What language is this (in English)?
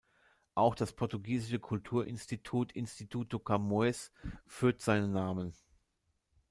German